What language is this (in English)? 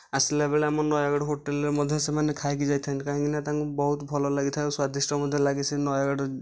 Odia